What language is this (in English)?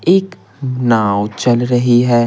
Hindi